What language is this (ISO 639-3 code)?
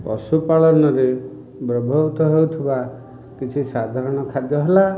ori